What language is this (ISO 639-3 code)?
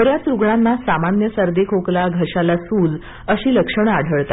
mar